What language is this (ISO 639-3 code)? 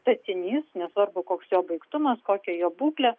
lit